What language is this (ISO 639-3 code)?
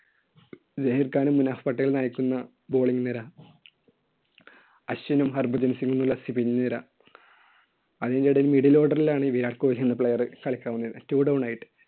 mal